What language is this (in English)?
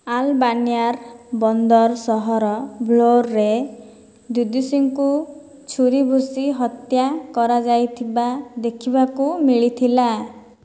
Odia